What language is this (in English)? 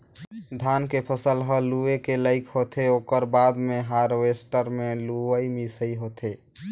Chhattisgarhi